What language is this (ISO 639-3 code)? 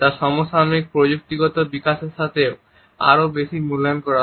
ben